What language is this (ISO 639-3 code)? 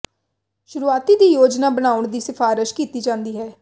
pan